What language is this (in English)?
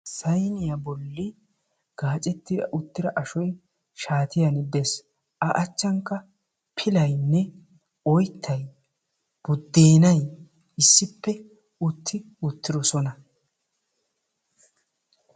Wolaytta